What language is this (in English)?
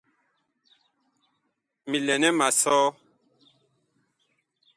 Bakoko